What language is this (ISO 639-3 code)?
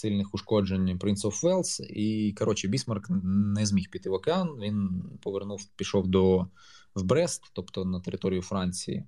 ukr